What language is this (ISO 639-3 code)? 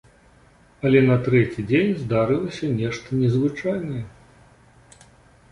bel